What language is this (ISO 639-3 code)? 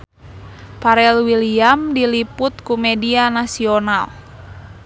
sun